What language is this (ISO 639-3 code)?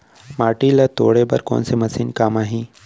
hne